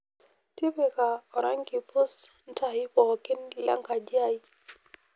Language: Masai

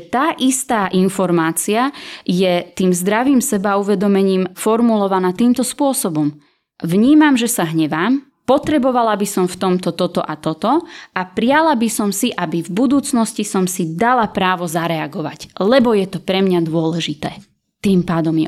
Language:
Slovak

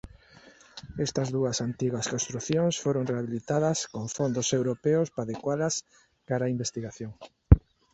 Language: Galician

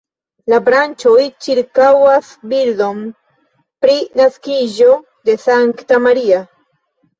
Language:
Esperanto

